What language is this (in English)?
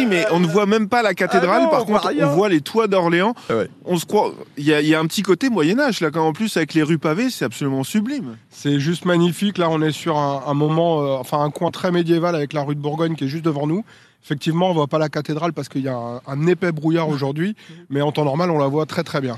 French